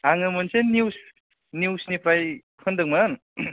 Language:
Bodo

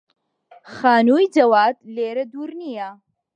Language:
Central Kurdish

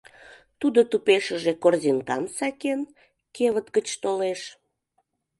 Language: Mari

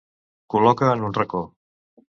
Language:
Catalan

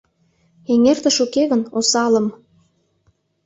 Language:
Mari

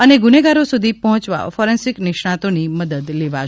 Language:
Gujarati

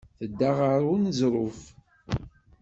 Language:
Kabyle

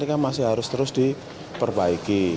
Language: Indonesian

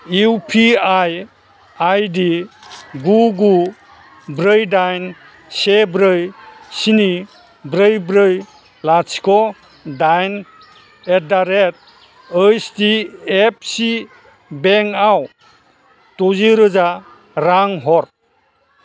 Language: Bodo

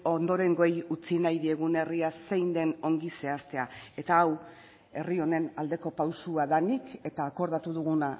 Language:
Basque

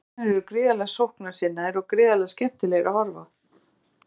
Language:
Icelandic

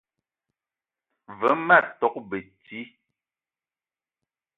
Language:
Eton (Cameroon)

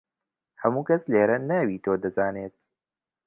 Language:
Central Kurdish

